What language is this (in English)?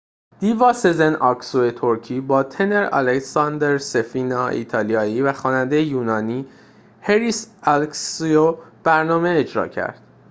Persian